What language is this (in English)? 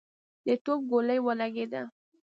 Pashto